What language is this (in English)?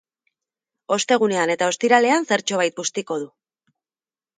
Basque